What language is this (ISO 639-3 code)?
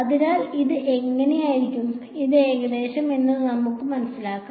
mal